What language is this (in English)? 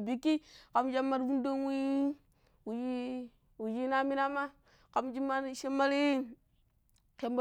Pero